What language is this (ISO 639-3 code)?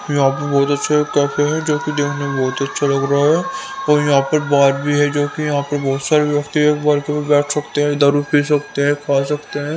hin